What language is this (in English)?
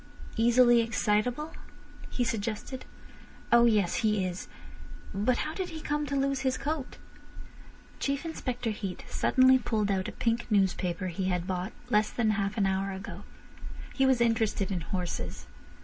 English